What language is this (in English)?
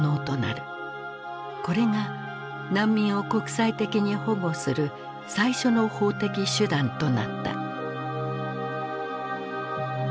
Japanese